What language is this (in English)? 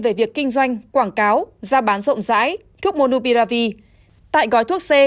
Vietnamese